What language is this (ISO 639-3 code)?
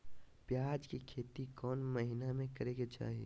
mag